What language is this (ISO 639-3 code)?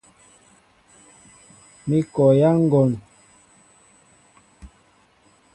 mbo